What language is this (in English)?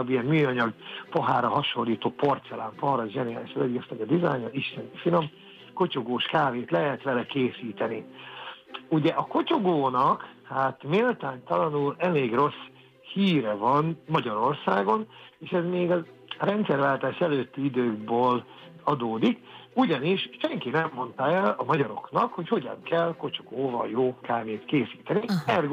Hungarian